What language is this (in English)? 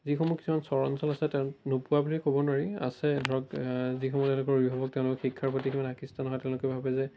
Assamese